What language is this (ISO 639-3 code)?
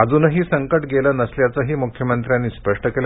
mar